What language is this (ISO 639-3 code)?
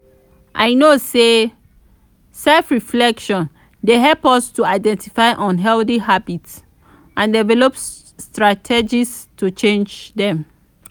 pcm